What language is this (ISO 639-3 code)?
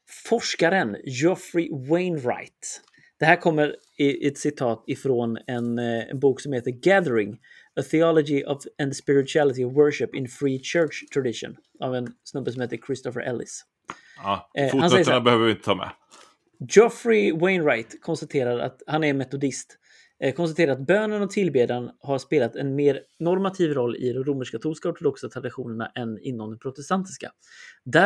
swe